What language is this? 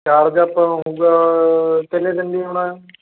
Punjabi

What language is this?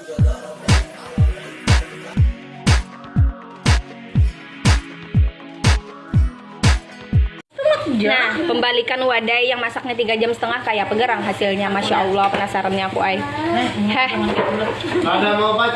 Indonesian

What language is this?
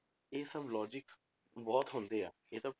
Punjabi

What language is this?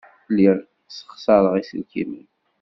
Kabyle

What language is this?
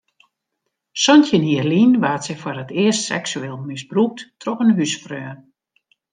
Western Frisian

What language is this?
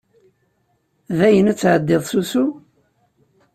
Kabyle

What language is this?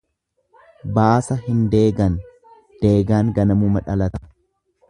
Oromo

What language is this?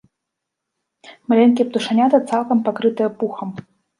Belarusian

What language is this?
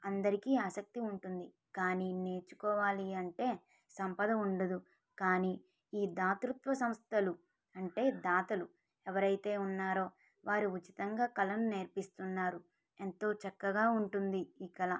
Telugu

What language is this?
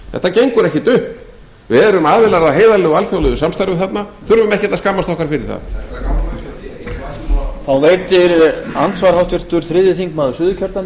Icelandic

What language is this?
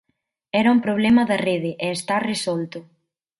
Galician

